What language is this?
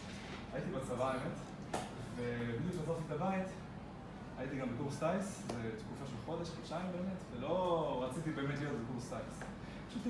Hebrew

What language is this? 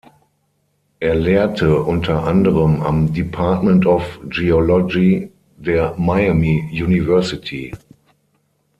German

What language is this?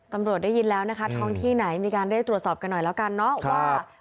Thai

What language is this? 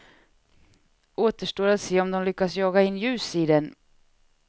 Swedish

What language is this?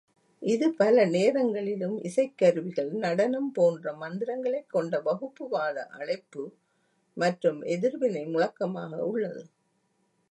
Tamil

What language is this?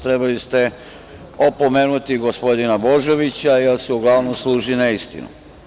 Serbian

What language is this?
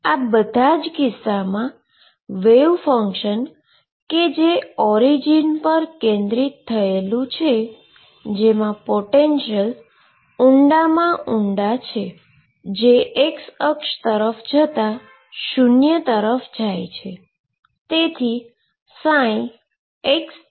Gujarati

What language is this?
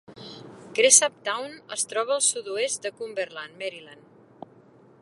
Catalan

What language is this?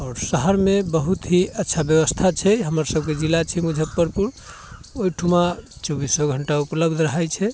Maithili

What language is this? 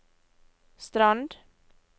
Norwegian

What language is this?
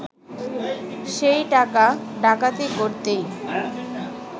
Bangla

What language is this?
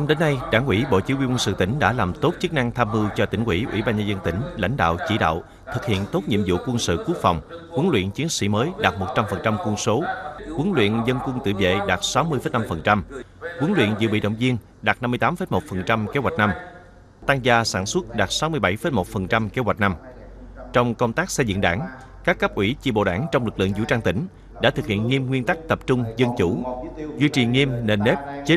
Vietnamese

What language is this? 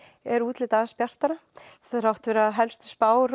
Icelandic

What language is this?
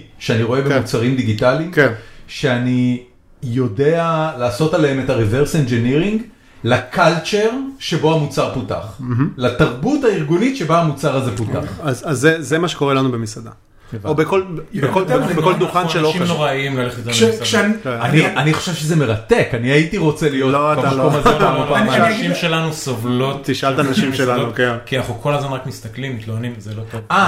Hebrew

